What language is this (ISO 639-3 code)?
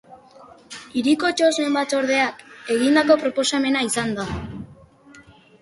eus